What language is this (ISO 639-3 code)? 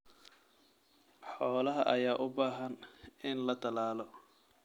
som